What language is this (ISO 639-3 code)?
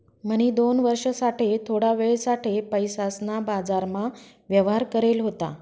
mar